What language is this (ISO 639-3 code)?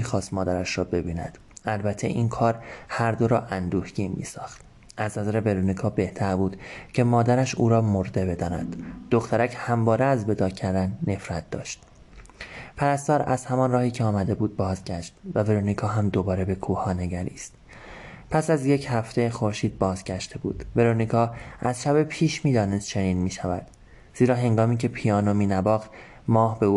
fas